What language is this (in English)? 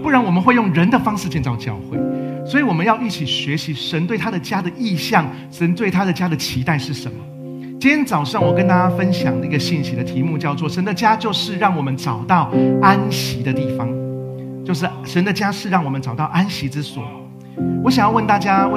Chinese